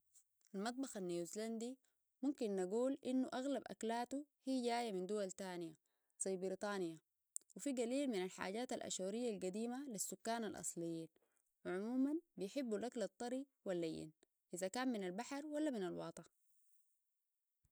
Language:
Sudanese Arabic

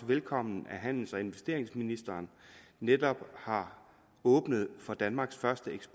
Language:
Danish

